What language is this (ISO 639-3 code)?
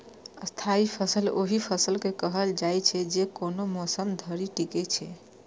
mai